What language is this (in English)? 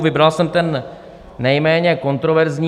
Czech